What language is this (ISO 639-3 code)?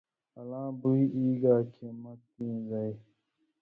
mvy